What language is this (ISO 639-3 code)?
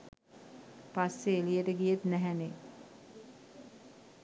sin